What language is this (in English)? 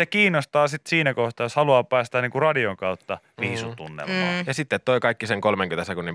Finnish